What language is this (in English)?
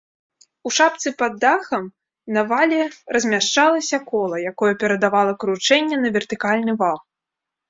Belarusian